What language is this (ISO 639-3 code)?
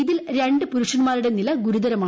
mal